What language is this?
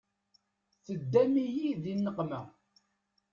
Kabyle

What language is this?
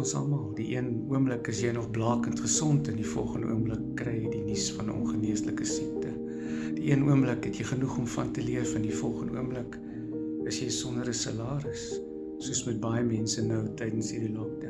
Dutch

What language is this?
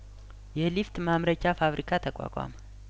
Amharic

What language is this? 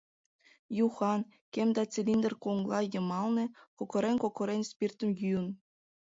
Mari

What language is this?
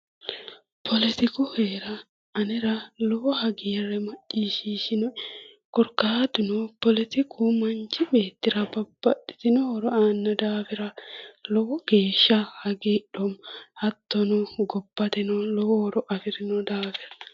Sidamo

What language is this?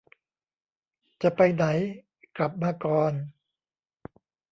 Thai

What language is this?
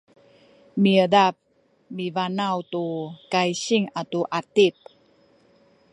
Sakizaya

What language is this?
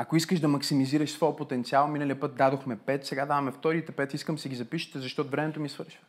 Bulgarian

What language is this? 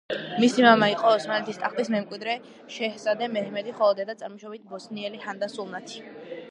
Georgian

